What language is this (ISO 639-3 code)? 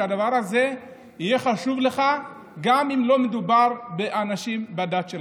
heb